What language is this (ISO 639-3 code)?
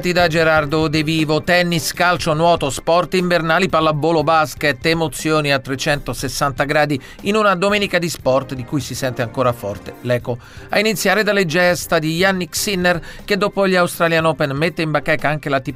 ita